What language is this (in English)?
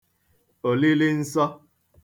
Igbo